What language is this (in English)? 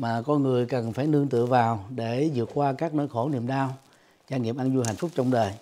Vietnamese